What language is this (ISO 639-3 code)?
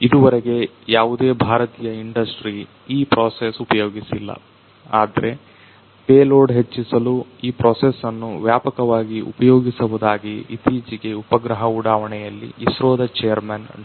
kan